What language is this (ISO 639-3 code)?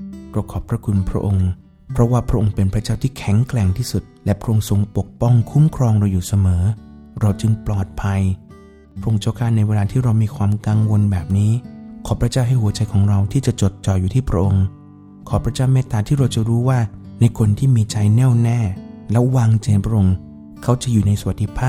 tha